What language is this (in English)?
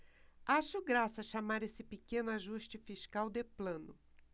Portuguese